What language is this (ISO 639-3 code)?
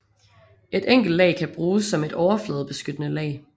dan